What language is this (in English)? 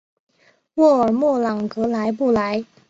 Chinese